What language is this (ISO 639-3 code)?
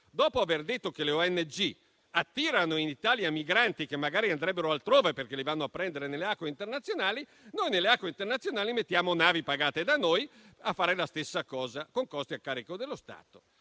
ita